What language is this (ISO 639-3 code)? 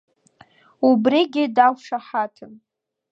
abk